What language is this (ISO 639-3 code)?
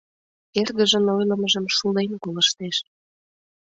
chm